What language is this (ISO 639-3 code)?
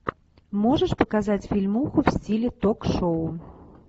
rus